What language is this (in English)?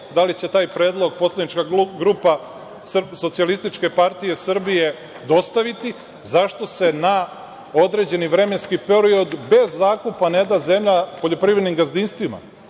Serbian